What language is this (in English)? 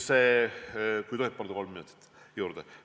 Estonian